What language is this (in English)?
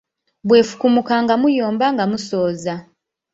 Ganda